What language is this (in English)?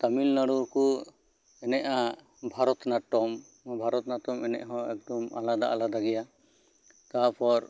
Santali